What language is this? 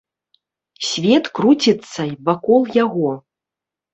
Belarusian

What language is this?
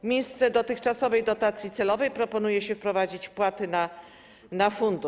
Polish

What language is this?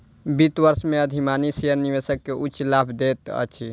Maithili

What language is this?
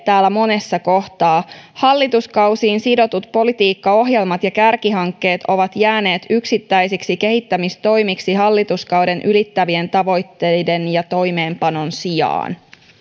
Finnish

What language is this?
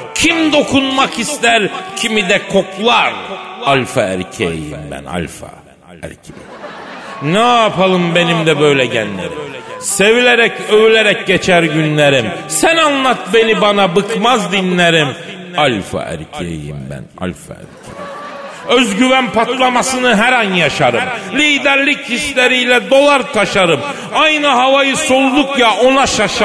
Turkish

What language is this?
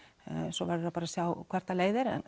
Icelandic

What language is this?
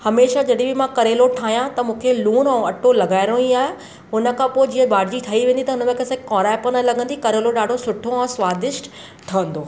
Sindhi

